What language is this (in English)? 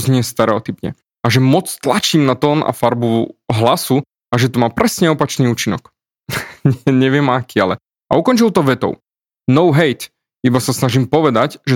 Slovak